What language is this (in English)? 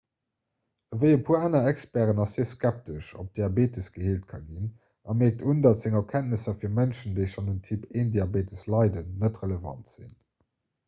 Luxembourgish